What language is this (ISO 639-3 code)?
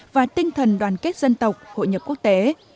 vie